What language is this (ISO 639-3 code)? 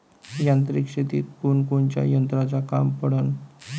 mar